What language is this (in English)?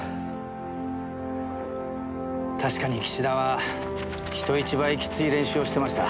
Japanese